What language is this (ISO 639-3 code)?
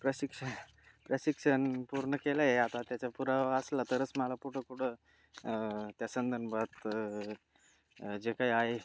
mar